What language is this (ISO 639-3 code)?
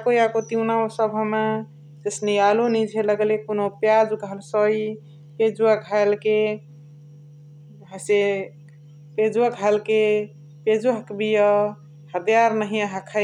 the